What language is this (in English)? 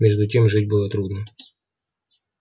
Russian